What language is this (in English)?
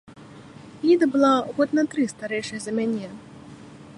Belarusian